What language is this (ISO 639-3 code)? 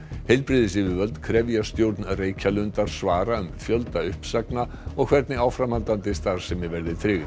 isl